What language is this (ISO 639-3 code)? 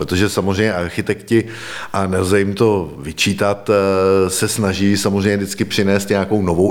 ces